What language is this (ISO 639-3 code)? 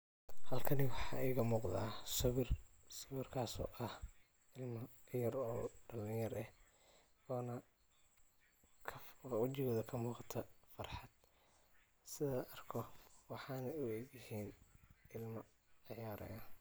som